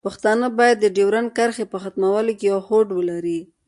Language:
Pashto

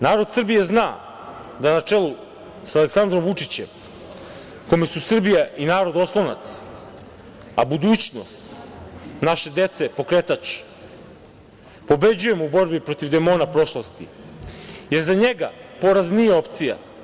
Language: Serbian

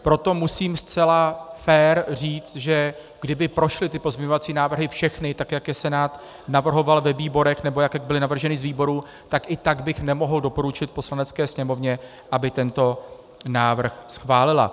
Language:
Czech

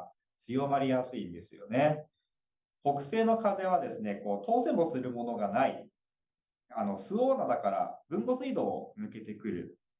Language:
Japanese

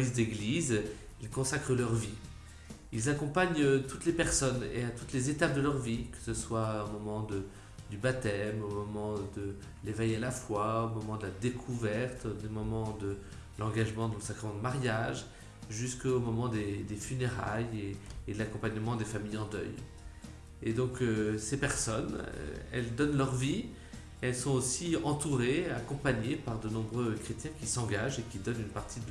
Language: French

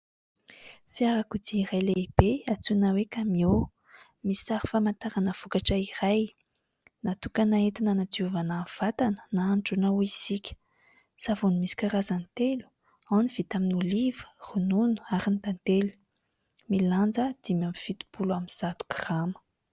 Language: Malagasy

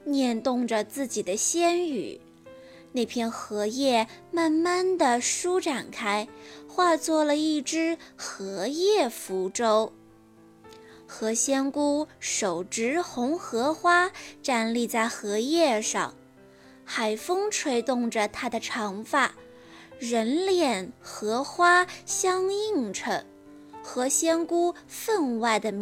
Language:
Chinese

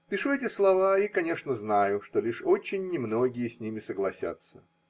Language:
Russian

